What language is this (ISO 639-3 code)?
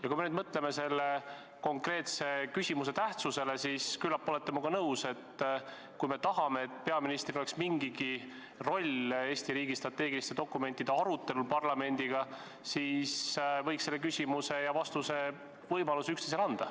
est